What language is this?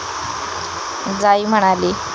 Marathi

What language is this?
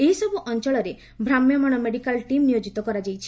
Odia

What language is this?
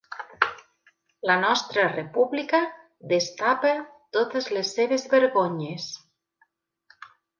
Catalan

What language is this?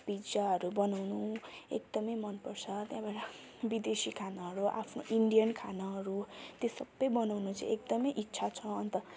Nepali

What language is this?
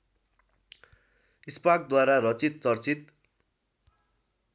Nepali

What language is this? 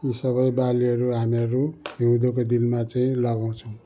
Nepali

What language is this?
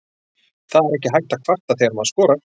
Icelandic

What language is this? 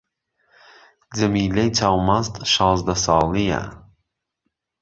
Central Kurdish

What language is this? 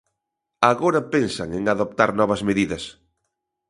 Galician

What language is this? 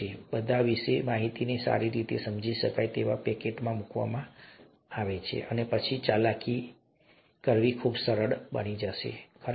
Gujarati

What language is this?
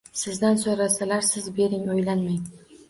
Uzbek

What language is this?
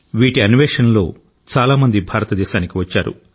Telugu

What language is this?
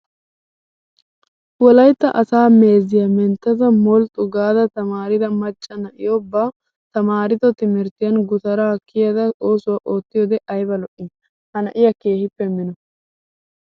Wolaytta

